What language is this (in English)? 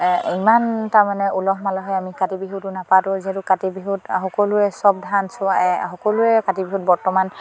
Assamese